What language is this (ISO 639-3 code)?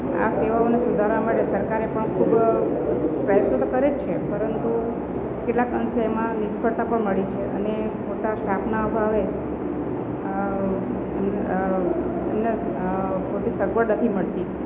guj